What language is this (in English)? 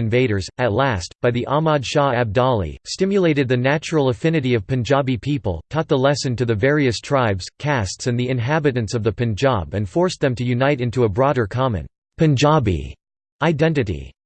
English